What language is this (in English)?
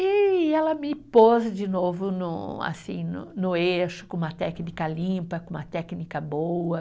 Portuguese